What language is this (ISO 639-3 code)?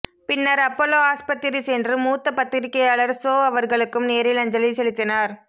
tam